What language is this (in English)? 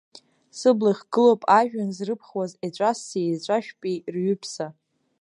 Abkhazian